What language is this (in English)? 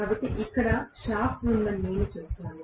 Telugu